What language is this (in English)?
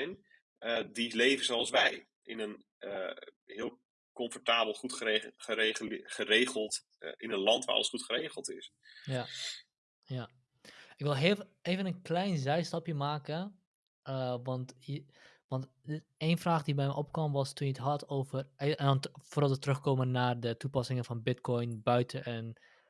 Dutch